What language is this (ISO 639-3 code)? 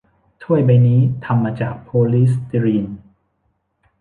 tha